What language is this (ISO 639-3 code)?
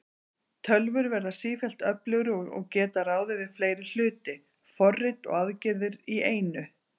isl